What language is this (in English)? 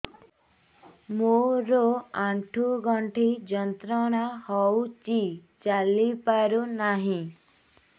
Odia